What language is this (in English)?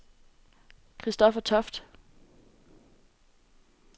Danish